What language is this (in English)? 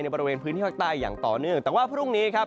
Thai